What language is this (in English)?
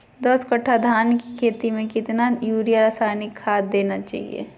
Magahi